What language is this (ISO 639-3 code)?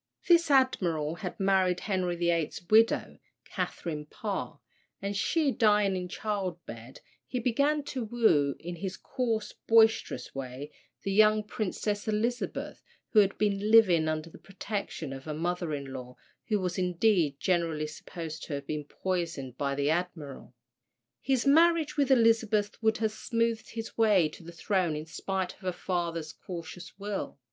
eng